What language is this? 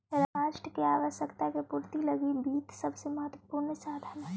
Magahi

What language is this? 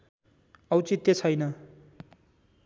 Nepali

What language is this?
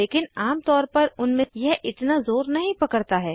Hindi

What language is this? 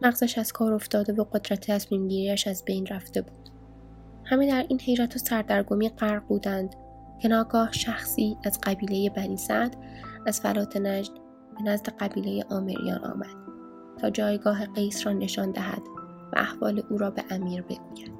Persian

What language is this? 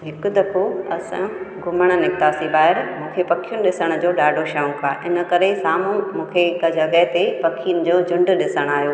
Sindhi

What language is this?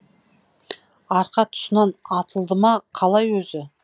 Kazakh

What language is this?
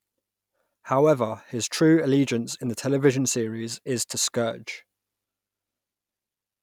English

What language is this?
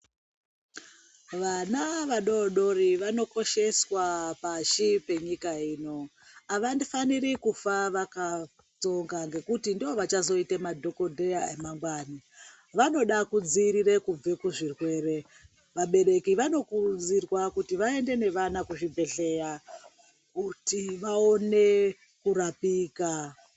Ndau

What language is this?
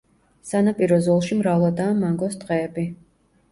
Georgian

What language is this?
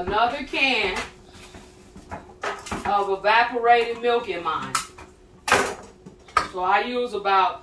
English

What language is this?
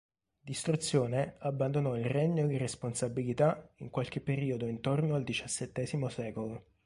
Italian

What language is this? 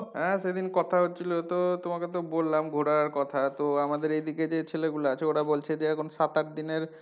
Bangla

